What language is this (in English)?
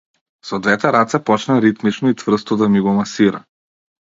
Macedonian